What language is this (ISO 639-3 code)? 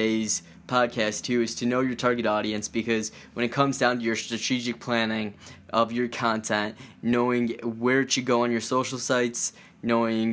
eng